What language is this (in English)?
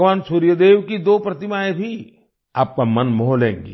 Hindi